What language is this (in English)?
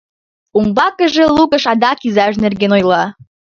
Mari